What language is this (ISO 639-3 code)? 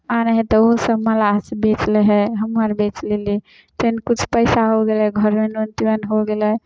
mai